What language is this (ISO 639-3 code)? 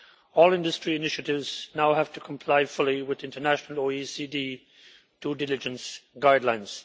eng